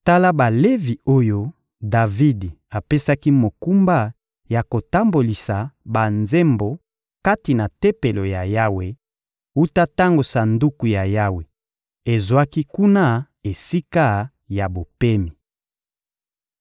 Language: Lingala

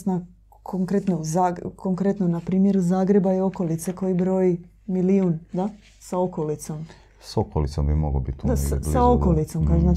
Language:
Croatian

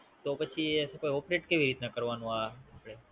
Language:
Gujarati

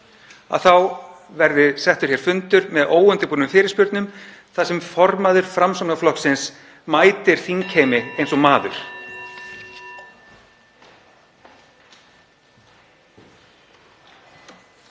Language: Icelandic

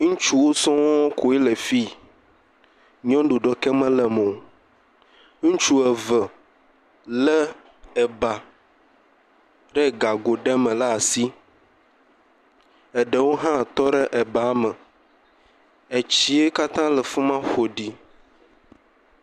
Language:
Ewe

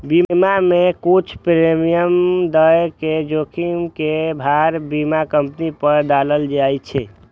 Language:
Maithili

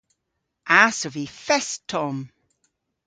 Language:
Cornish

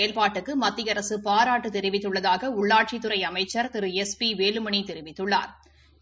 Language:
Tamil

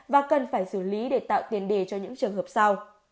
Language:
Vietnamese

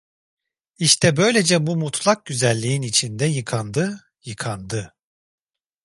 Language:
Turkish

